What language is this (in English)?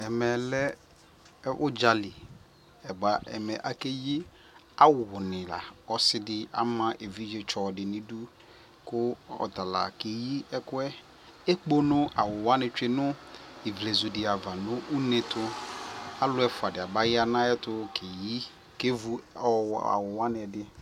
Ikposo